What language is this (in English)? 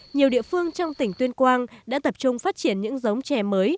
Vietnamese